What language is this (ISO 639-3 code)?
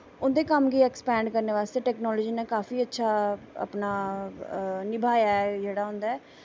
doi